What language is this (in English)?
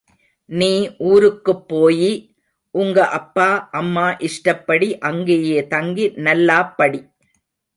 Tamil